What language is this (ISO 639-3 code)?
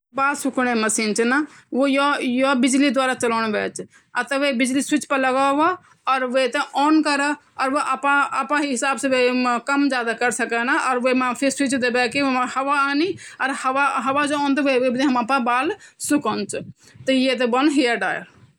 gbm